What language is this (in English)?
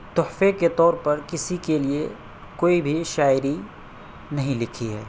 Urdu